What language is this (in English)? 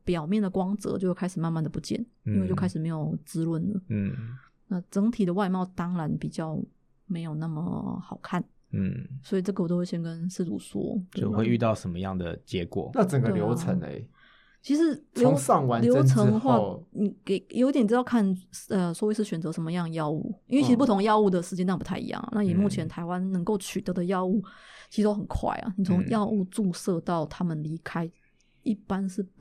Chinese